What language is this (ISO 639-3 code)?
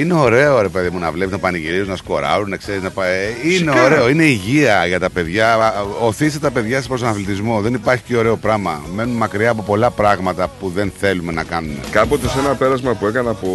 ell